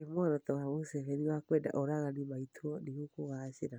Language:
Kikuyu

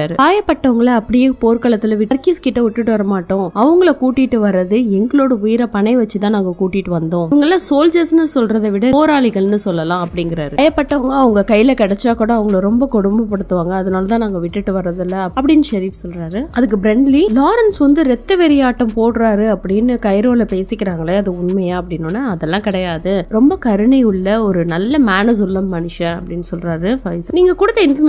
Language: English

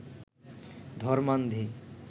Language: Bangla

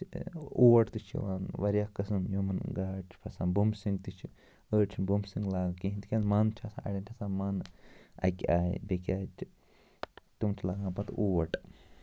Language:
Kashmiri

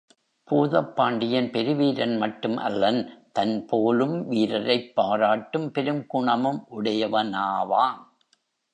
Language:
Tamil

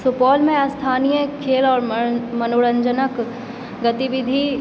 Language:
Maithili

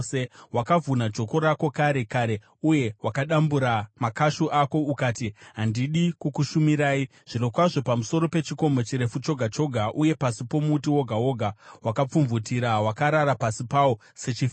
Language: Shona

